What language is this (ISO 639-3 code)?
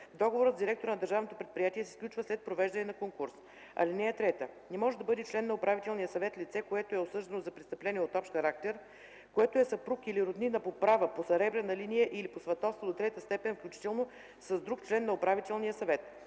bul